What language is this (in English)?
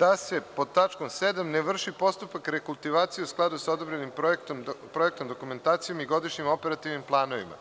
Serbian